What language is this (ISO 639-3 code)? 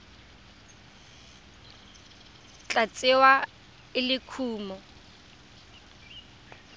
tsn